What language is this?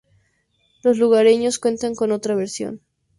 Spanish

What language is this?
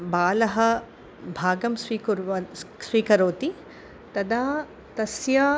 Sanskrit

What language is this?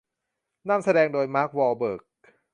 Thai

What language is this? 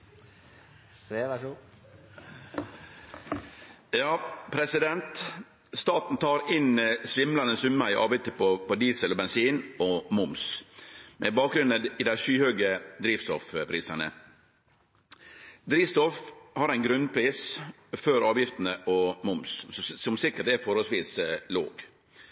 Norwegian Nynorsk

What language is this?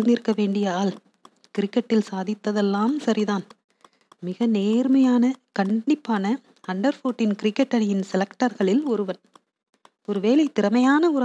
Tamil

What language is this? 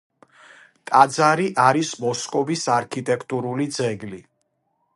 Georgian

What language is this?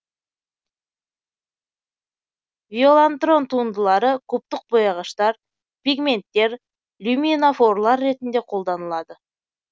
Kazakh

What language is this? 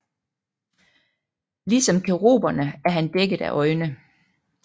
Danish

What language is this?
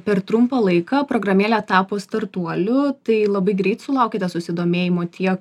Lithuanian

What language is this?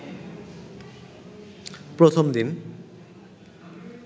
Bangla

